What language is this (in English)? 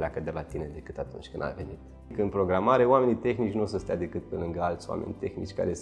Romanian